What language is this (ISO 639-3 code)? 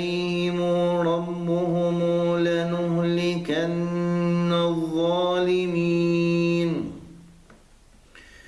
ara